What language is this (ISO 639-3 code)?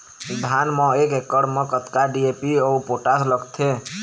hne